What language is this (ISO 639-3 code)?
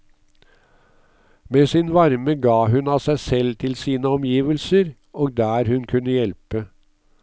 nor